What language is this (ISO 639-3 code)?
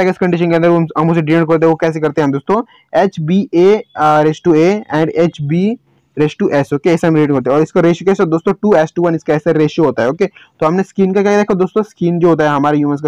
hin